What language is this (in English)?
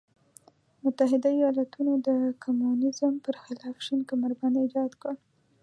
Pashto